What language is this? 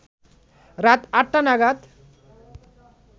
Bangla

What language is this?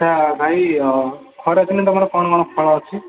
Odia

